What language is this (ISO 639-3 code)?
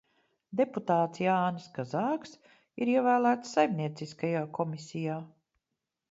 lav